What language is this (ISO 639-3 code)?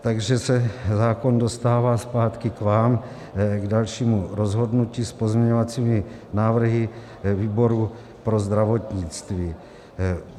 ces